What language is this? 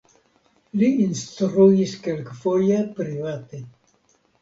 Esperanto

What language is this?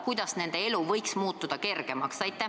Estonian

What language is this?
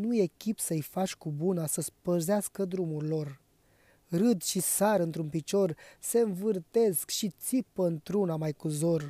Romanian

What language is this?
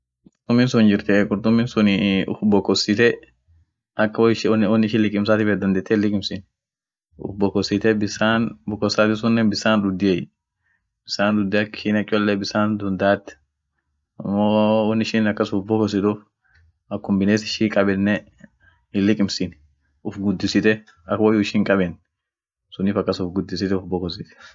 Orma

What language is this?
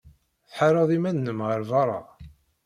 Kabyle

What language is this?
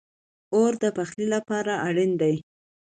Pashto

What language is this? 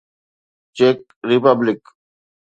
Sindhi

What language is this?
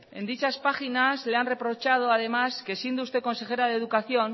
Spanish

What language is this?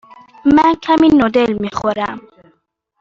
Persian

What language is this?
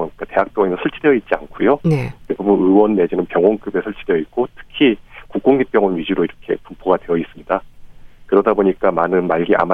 Korean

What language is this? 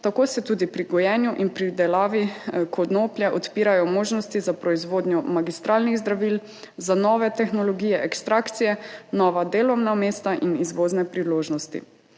Slovenian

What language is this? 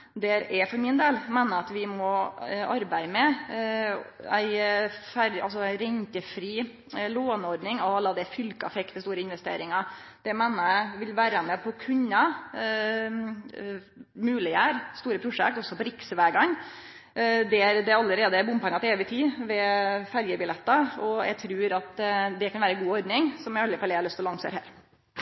Norwegian Nynorsk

